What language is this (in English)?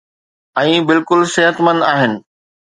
Sindhi